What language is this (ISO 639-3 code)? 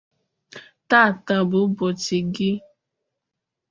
ibo